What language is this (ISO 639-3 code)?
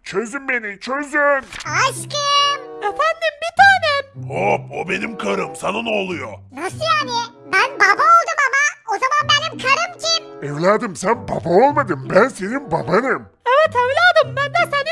tur